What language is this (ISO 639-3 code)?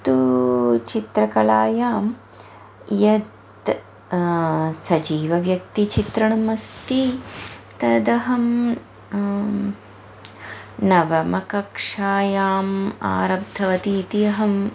san